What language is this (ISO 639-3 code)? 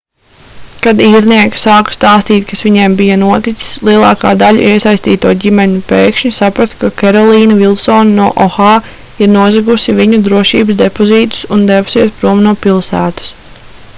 lav